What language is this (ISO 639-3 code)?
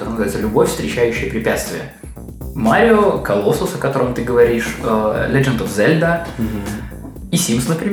rus